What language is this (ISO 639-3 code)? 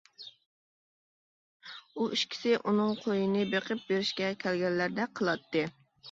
uig